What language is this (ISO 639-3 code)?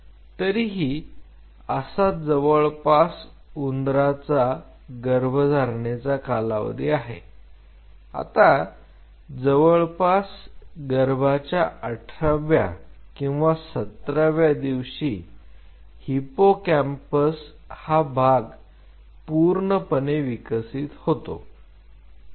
mar